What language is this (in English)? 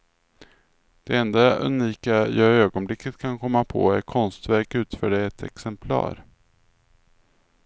Swedish